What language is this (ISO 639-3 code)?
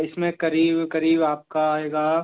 hin